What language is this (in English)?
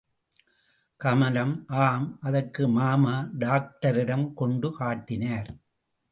Tamil